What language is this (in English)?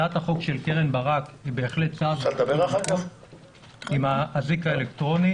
Hebrew